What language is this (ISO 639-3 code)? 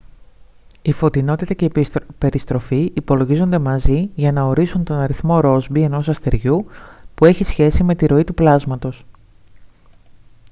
ell